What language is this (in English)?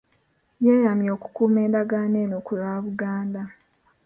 Ganda